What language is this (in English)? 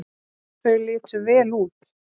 Icelandic